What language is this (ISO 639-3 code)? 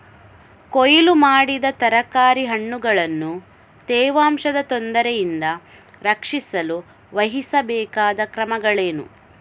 kan